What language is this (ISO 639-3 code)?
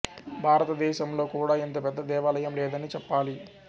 tel